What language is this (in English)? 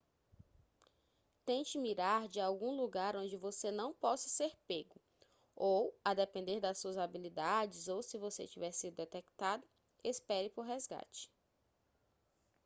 Portuguese